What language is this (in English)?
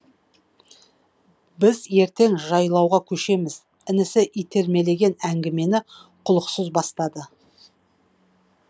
Kazakh